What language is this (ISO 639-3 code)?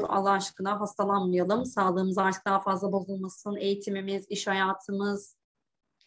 tur